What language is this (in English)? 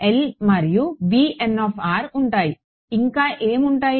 Telugu